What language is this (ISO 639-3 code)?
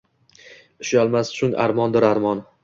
uzb